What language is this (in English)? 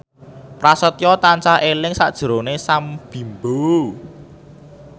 Javanese